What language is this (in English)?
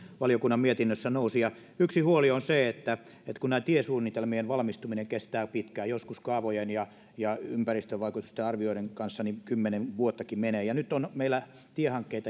Finnish